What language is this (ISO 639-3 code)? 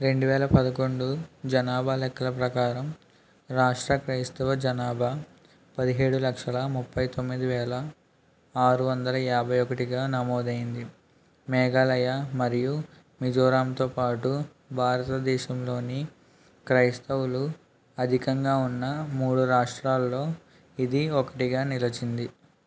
tel